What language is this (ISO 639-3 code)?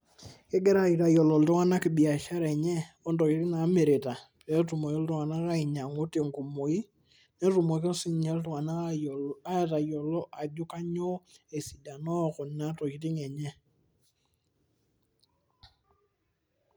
mas